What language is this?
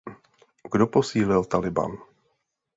Czech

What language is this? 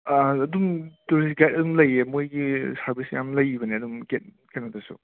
Manipuri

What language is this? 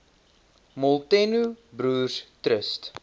Afrikaans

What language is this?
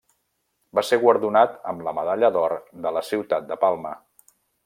Catalan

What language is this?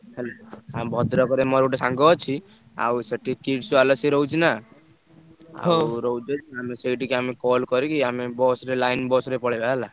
Odia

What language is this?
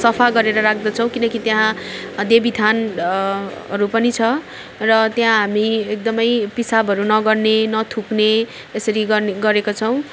Nepali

